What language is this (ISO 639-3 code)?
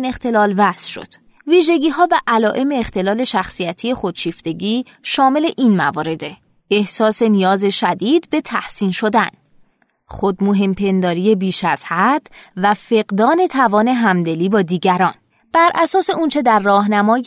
fas